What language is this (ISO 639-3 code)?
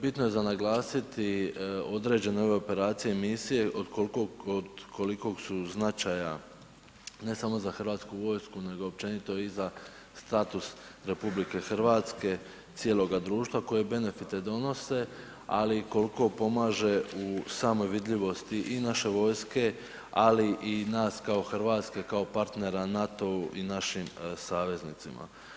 hrv